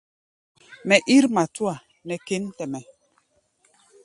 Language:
Gbaya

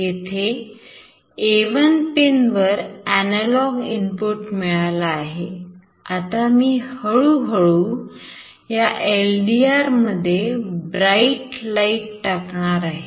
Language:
Marathi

